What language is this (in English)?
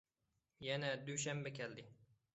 Uyghur